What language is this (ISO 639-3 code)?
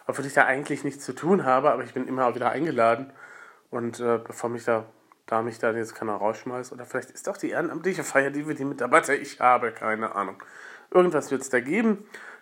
deu